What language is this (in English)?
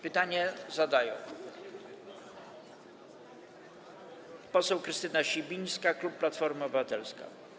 Polish